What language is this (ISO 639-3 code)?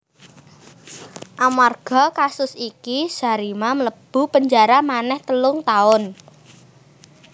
jav